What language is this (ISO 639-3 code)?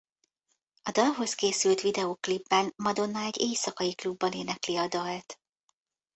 hun